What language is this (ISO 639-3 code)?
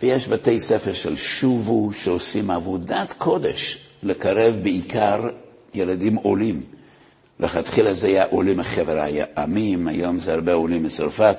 heb